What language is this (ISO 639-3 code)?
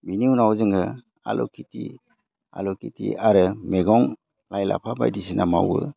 brx